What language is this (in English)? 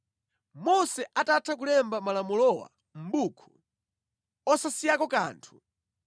Nyanja